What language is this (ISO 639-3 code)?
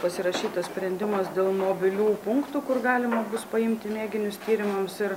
lit